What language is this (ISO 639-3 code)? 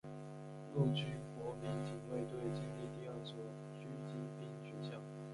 zho